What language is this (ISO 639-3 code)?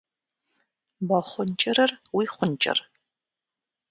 kbd